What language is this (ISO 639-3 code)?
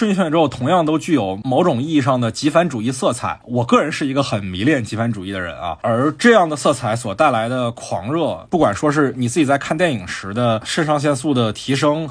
zho